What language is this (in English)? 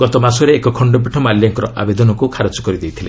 Odia